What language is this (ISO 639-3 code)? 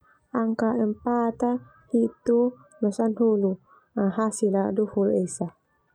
twu